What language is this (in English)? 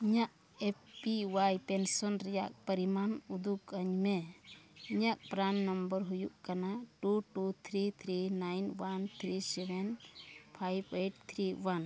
Santali